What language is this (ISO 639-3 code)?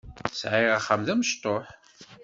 kab